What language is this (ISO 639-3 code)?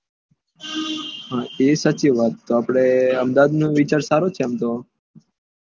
guj